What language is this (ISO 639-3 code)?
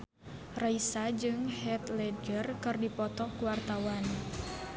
sun